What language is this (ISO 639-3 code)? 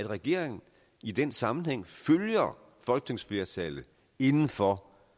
dan